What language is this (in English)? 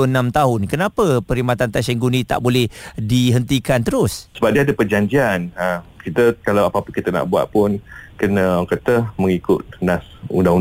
Malay